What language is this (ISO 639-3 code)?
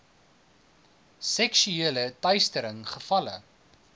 afr